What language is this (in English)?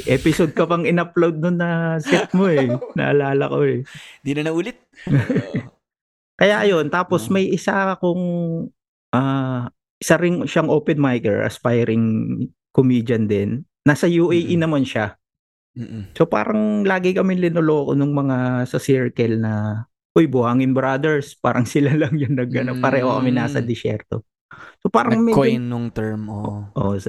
Filipino